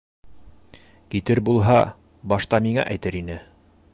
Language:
Bashkir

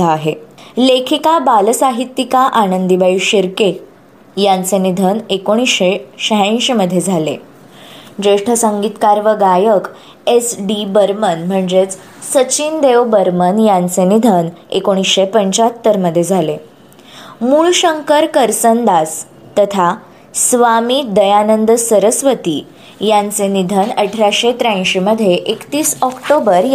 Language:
Marathi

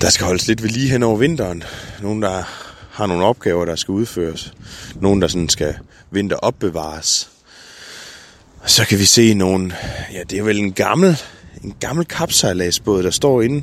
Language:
Danish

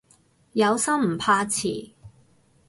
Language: Cantonese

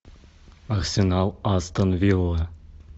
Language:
Russian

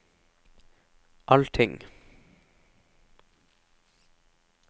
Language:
Norwegian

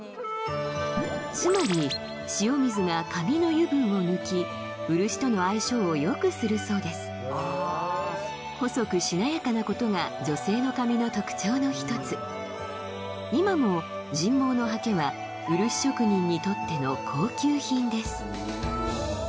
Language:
Japanese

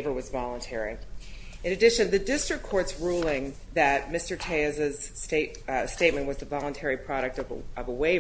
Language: English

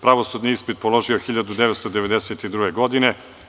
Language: Serbian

